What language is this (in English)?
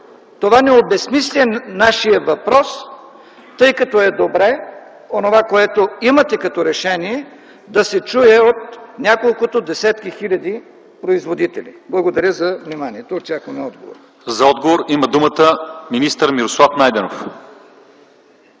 Bulgarian